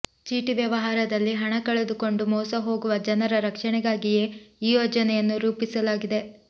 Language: Kannada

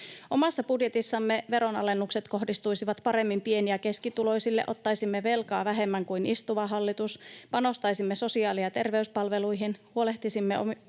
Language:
Finnish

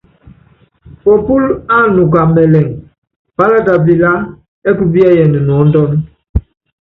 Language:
Yangben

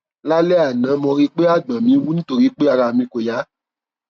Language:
Yoruba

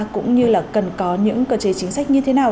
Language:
Vietnamese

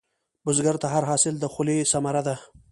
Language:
Pashto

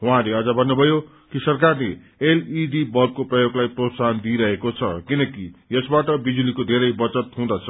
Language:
Nepali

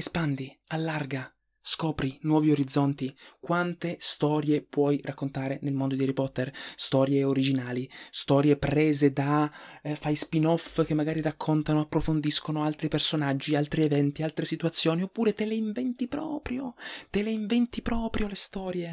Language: Italian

